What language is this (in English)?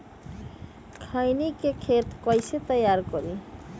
Magahi